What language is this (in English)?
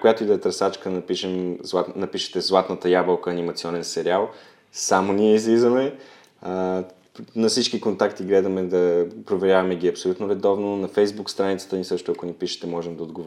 Bulgarian